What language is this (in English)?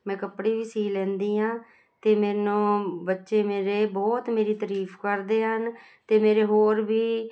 Punjabi